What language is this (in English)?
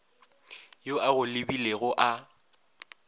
Northern Sotho